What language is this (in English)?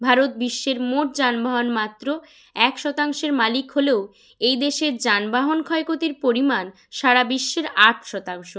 Bangla